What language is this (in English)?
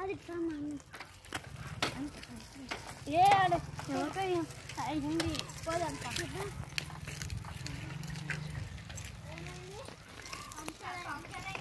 Romanian